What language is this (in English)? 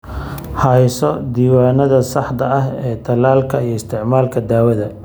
Somali